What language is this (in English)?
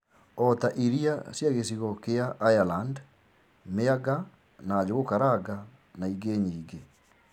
Kikuyu